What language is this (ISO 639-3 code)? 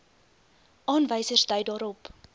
afr